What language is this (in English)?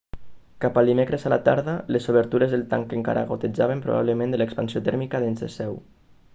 Catalan